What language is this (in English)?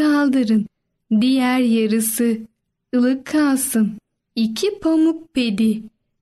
Turkish